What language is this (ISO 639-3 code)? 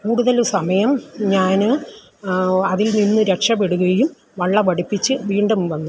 mal